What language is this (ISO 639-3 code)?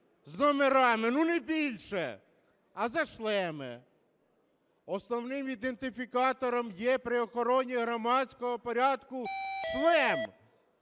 ukr